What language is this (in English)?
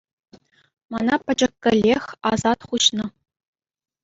Chuvash